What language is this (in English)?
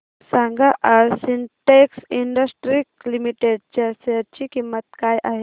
Marathi